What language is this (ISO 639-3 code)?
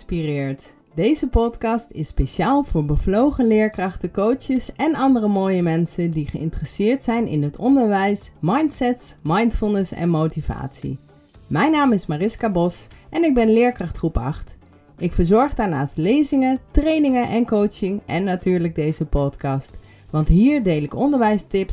nld